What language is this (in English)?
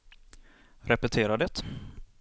Swedish